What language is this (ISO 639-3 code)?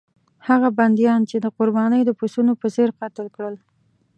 pus